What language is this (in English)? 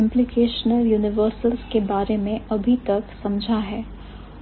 Hindi